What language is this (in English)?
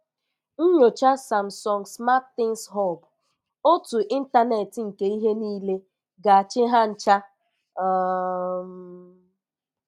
Igbo